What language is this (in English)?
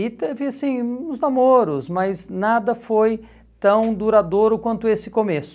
Portuguese